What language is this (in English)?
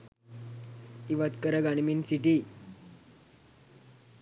Sinhala